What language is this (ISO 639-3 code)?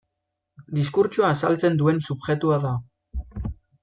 eus